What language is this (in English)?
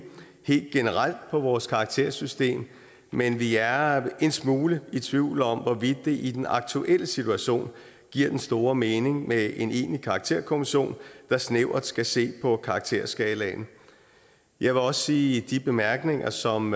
Danish